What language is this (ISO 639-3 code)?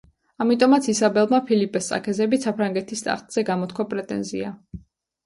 kat